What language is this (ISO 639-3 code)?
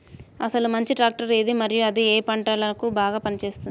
tel